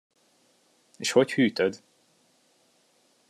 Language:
Hungarian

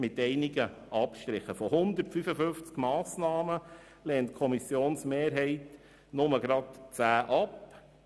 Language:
Swiss German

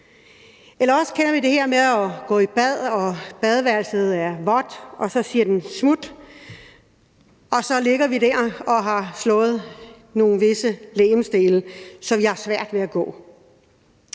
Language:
Danish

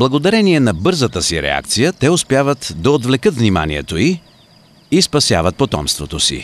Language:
Bulgarian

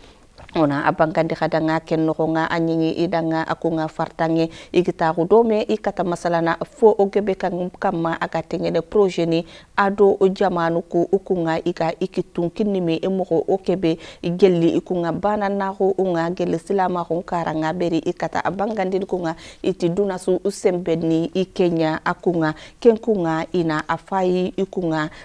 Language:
Indonesian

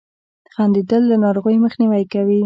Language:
Pashto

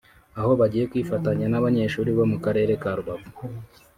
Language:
Kinyarwanda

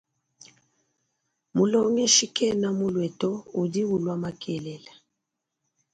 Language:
Luba-Lulua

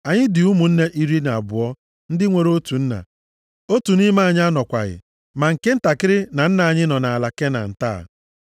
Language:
Igbo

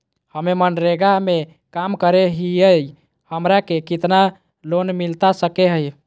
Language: Magahi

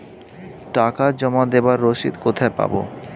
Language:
Bangla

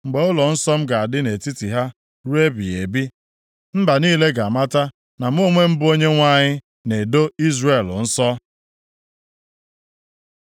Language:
Igbo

